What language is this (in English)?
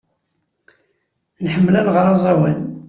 Kabyle